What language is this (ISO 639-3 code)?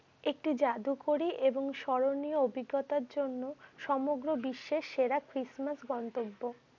ben